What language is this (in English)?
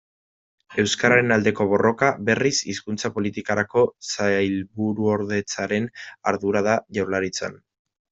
Basque